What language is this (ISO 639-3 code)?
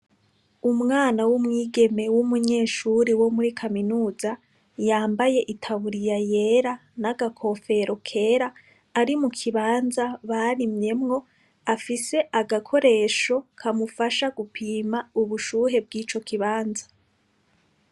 run